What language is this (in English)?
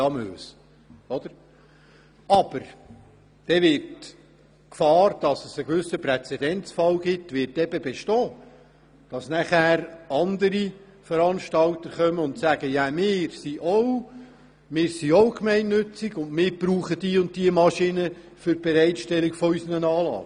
Swiss German